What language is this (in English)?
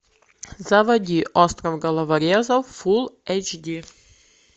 Russian